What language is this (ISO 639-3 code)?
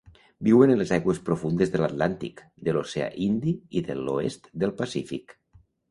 cat